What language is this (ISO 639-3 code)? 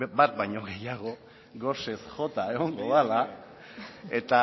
eus